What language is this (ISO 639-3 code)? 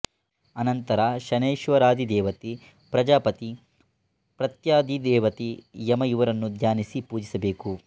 kan